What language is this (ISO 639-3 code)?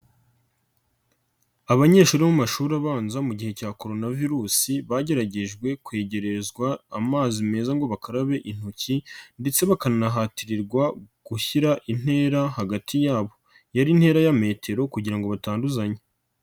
kin